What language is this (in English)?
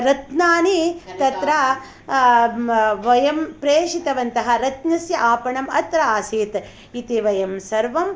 Sanskrit